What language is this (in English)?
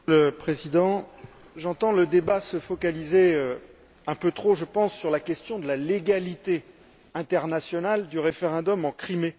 French